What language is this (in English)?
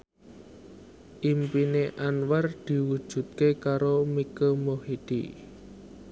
Javanese